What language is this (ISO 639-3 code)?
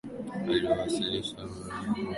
swa